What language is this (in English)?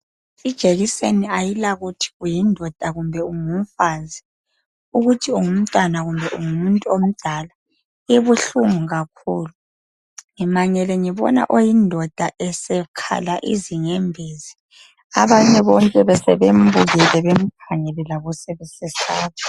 North Ndebele